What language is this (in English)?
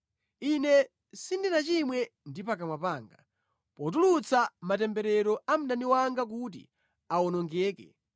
Nyanja